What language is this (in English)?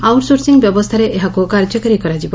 Odia